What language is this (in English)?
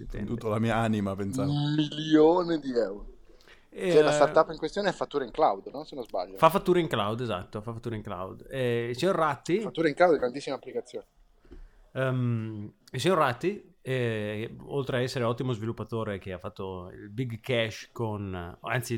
Italian